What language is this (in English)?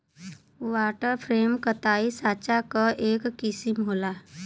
Bhojpuri